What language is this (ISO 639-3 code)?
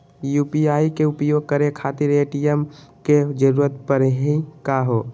mag